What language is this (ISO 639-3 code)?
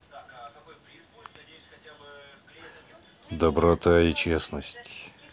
rus